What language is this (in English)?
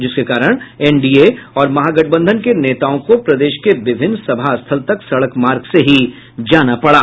Hindi